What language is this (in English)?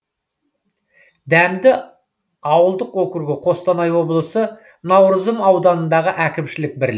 Kazakh